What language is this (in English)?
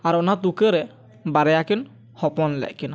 Santali